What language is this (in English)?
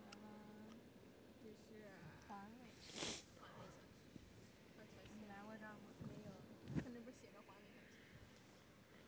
Chinese